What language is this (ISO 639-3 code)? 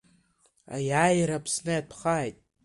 abk